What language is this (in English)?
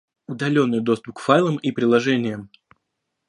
Russian